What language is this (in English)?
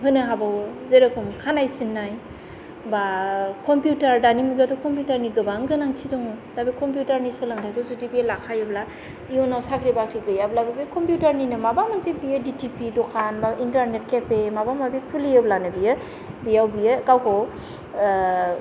Bodo